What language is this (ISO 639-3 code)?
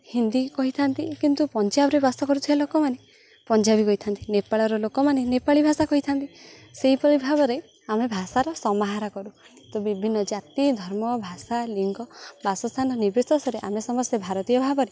ori